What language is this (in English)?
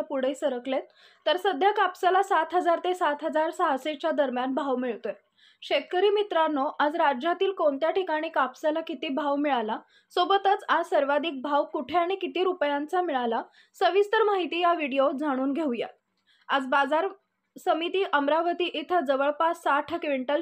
Marathi